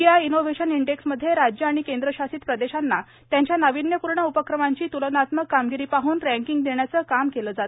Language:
Marathi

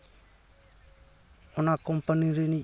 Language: Santali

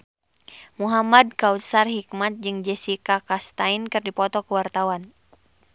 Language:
Sundanese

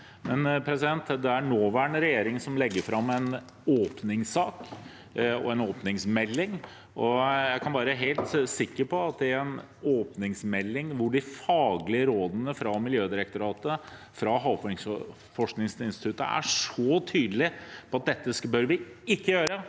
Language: Norwegian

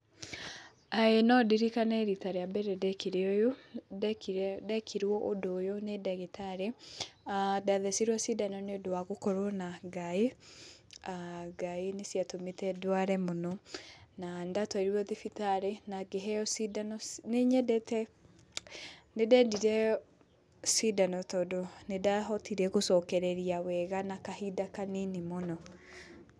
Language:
Kikuyu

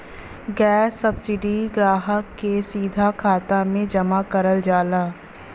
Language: Bhojpuri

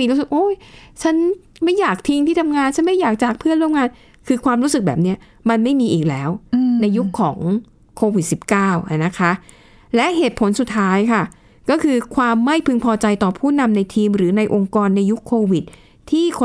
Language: Thai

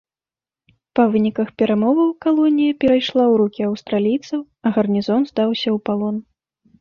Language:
Belarusian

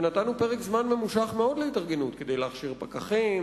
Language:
Hebrew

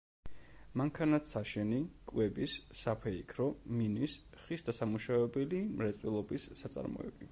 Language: Georgian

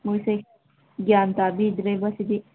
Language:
Manipuri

